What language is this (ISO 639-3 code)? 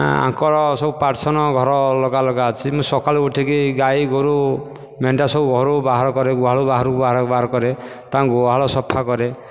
ori